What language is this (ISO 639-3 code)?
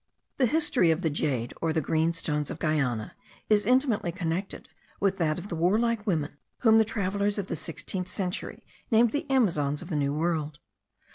eng